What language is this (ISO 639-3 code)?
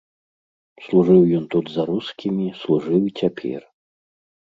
bel